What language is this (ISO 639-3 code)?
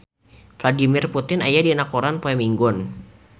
sun